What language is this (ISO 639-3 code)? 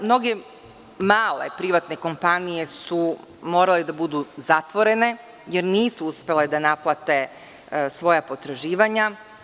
srp